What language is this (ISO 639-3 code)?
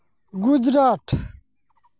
sat